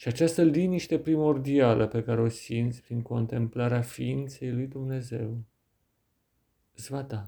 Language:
Romanian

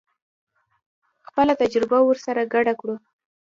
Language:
Pashto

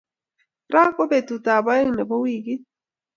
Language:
Kalenjin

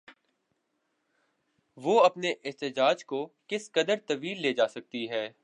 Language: Urdu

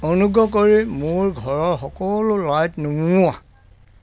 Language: Assamese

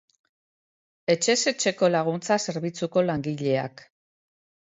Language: Basque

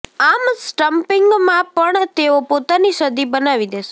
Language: Gujarati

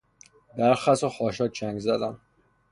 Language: Persian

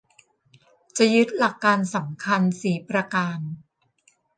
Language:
Thai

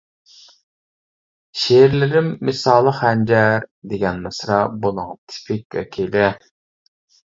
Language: Uyghur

